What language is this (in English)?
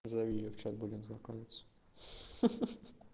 Russian